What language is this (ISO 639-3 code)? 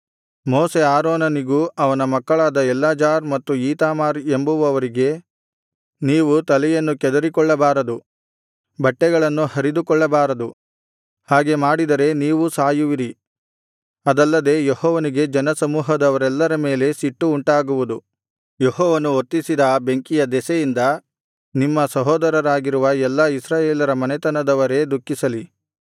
kan